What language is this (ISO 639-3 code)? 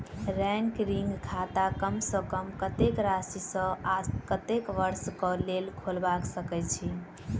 mai